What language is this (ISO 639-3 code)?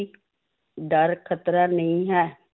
pan